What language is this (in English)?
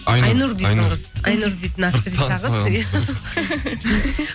Kazakh